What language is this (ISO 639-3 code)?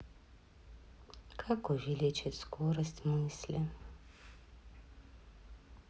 rus